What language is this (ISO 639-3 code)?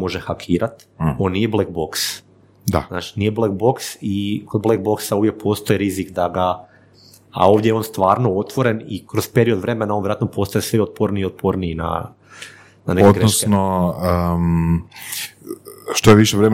hrv